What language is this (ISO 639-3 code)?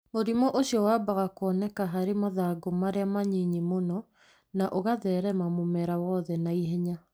kik